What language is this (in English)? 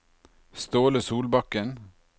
Norwegian